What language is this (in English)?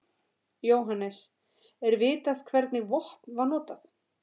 Icelandic